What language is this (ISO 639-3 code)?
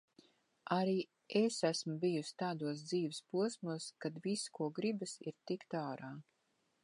lav